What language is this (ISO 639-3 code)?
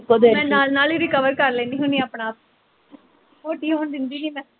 pan